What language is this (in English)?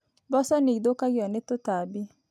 Kikuyu